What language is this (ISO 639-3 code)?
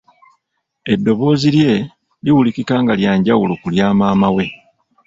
lug